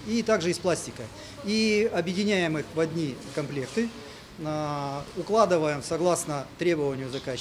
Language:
Russian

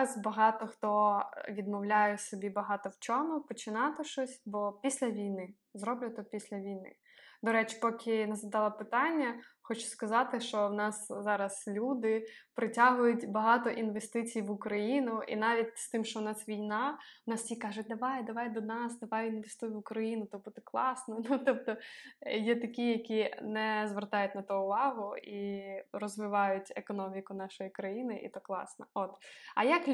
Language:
Ukrainian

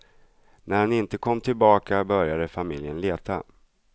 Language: Swedish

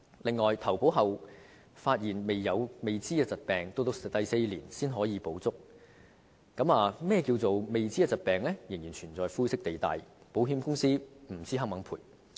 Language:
Cantonese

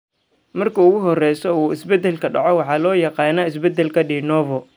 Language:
Somali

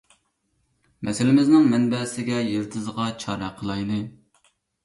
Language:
Uyghur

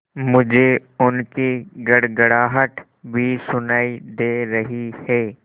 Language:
Hindi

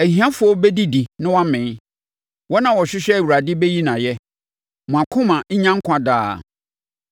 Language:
Akan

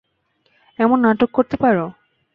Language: Bangla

